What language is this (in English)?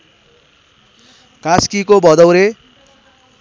Nepali